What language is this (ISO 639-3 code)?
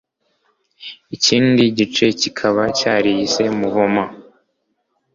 kin